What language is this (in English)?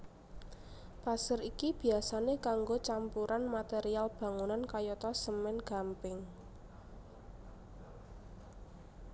Javanese